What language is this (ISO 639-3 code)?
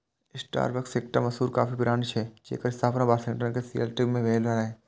mai